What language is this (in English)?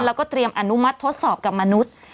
Thai